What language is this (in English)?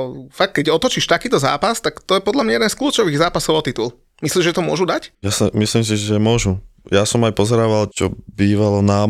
Slovak